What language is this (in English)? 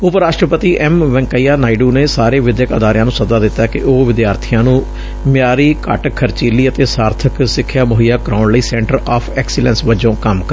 Punjabi